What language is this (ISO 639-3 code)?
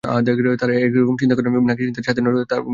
ben